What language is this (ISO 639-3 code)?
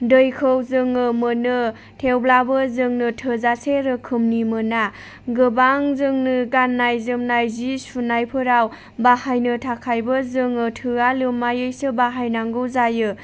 brx